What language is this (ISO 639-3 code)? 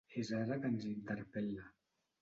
cat